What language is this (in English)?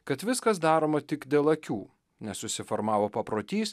Lithuanian